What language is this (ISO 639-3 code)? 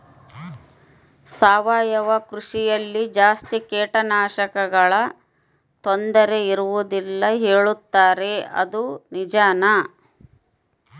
kan